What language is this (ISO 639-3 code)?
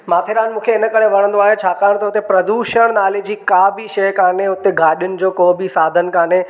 snd